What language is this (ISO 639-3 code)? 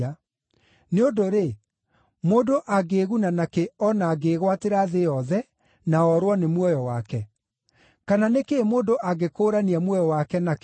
kik